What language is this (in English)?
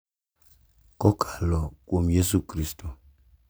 Luo (Kenya and Tanzania)